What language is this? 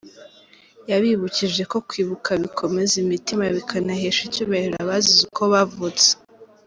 Kinyarwanda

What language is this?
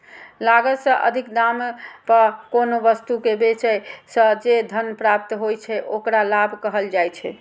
Maithili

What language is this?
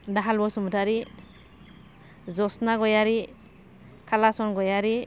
Bodo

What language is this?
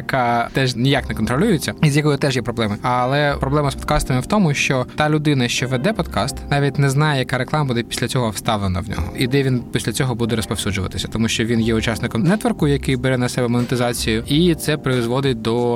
Ukrainian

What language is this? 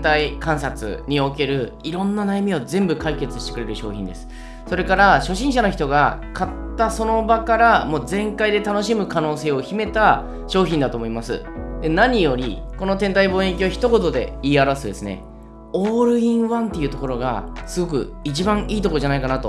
Japanese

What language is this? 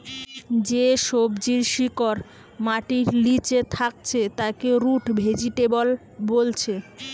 Bangla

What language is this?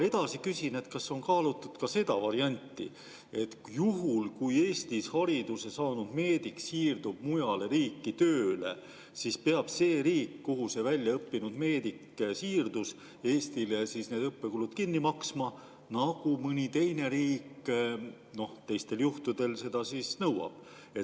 Estonian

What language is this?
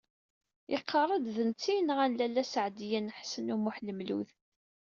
Kabyle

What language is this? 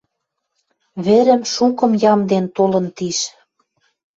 Western Mari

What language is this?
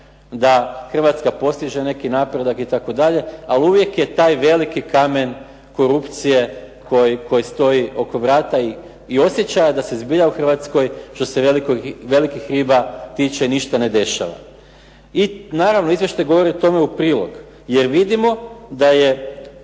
Croatian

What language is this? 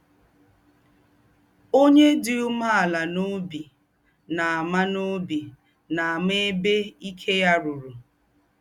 Igbo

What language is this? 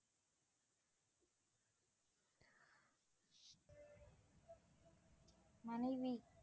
Tamil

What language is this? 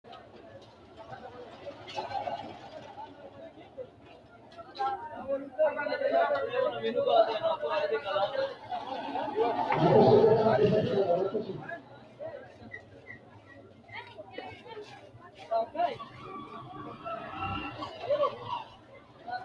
Sidamo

